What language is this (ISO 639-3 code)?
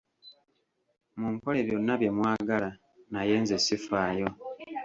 lug